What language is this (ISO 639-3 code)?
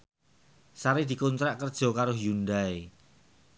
jav